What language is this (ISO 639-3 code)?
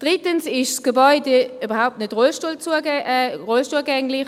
gsw